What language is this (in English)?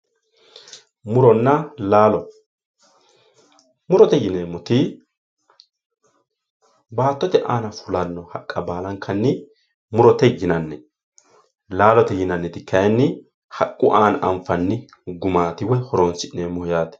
Sidamo